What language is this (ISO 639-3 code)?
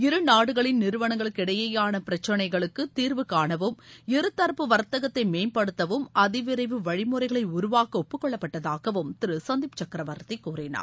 tam